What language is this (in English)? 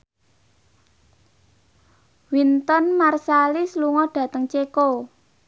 Javanese